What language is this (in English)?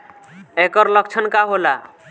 Bhojpuri